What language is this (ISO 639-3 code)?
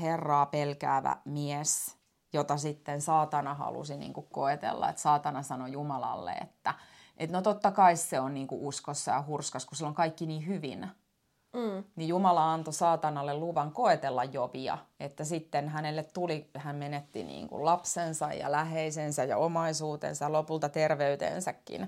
fin